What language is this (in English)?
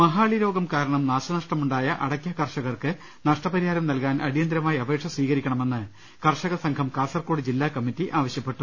Malayalam